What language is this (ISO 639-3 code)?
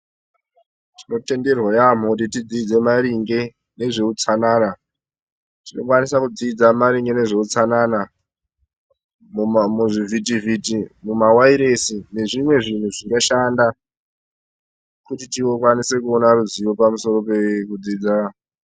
ndc